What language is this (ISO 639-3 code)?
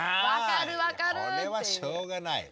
jpn